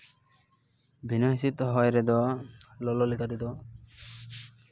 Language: Santali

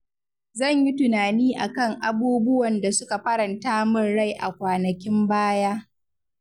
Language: Hausa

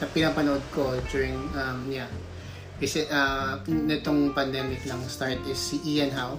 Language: Filipino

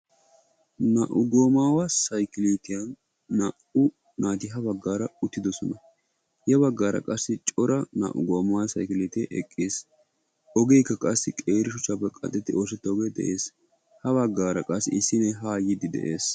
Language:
Wolaytta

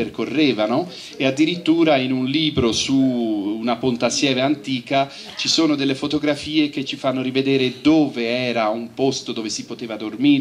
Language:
Italian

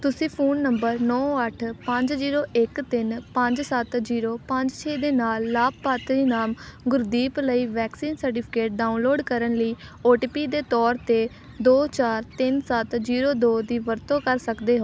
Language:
Punjabi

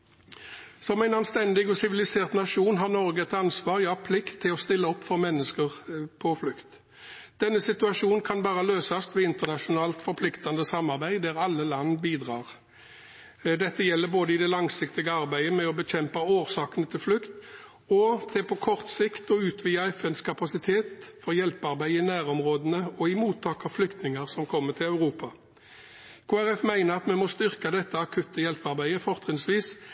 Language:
Norwegian Bokmål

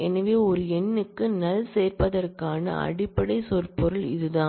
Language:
Tamil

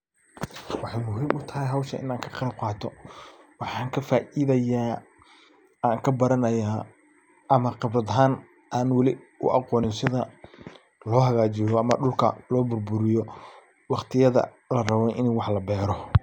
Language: Somali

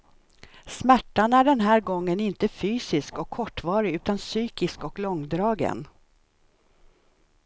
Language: Swedish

